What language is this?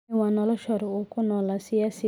Somali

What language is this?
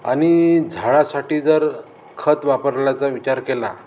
Marathi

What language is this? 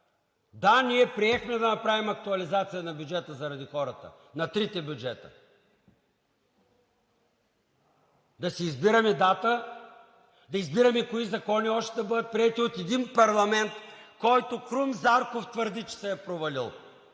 Bulgarian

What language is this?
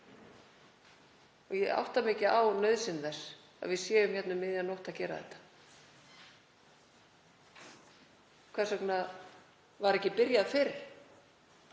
Icelandic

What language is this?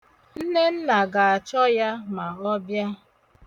Igbo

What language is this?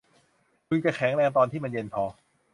Thai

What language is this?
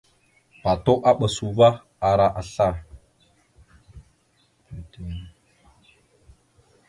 Mada (Cameroon)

